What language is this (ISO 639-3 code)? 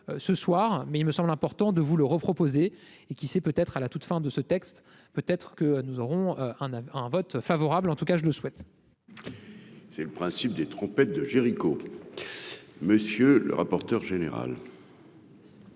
fra